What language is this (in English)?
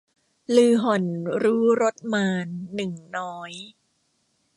Thai